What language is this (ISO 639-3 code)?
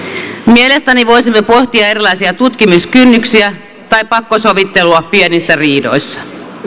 fin